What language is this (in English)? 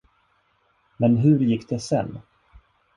Swedish